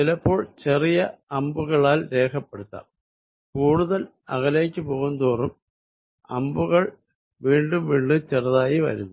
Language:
Malayalam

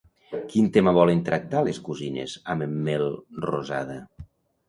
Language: Catalan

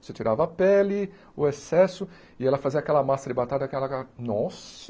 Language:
Portuguese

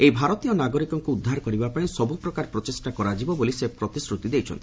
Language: Odia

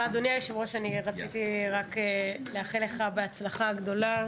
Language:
Hebrew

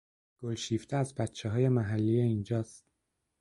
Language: Persian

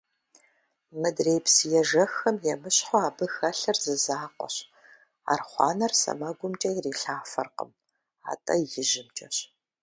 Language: Kabardian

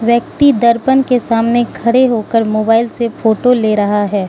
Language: Hindi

